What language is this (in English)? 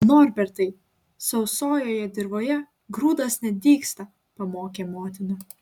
Lithuanian